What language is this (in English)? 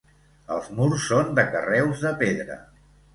Catalan